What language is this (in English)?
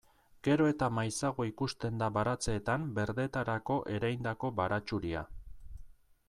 Basque